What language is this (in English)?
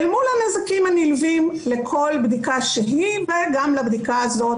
Hebrew